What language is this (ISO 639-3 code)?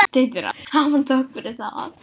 isl